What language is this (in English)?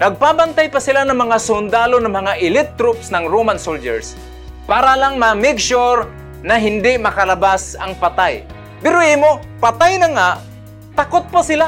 Filipino